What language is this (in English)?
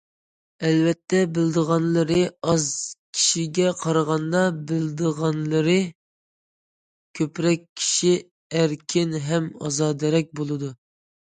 Uyghur